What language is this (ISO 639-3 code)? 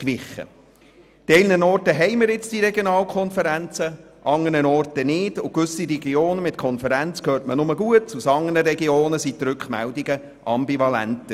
gsw